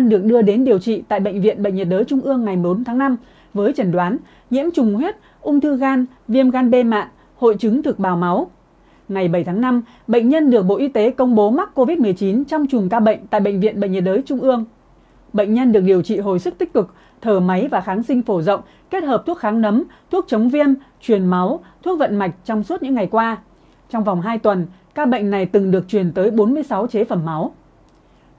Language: Vietnamese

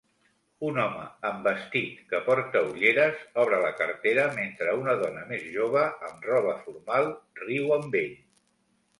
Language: Catalan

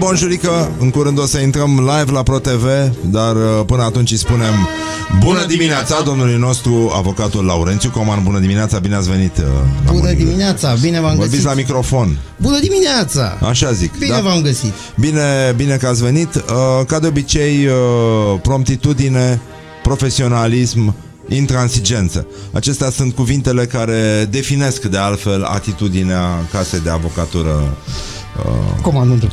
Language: Romanian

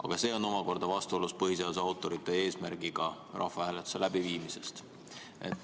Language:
Estonian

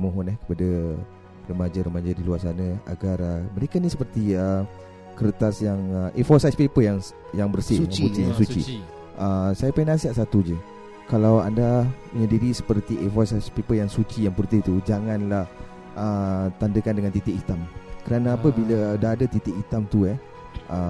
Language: Malay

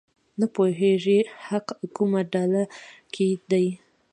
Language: Pashto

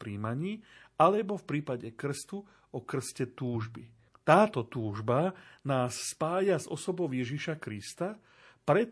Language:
Slovak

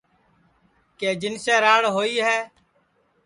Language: Sansi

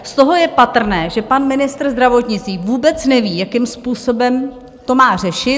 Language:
Czech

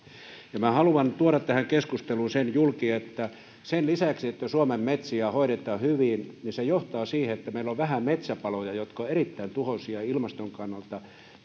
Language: Finnish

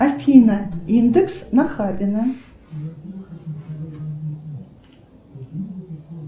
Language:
Russian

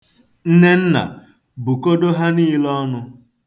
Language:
Igbo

